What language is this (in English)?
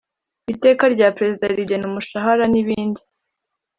Kinyarwanda